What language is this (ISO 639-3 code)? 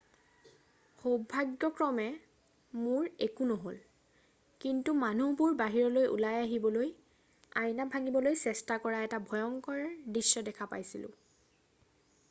asm